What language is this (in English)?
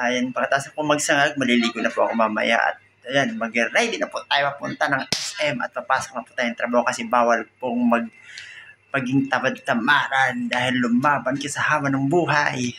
Filipino